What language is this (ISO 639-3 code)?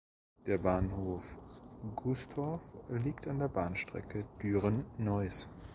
deu